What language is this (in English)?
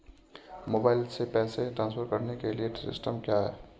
Hindi